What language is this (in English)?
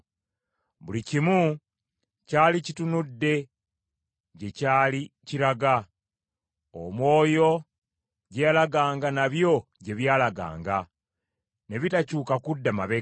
Ganda